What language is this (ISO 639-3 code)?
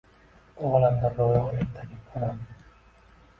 uzb